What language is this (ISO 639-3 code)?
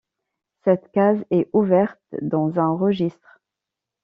fra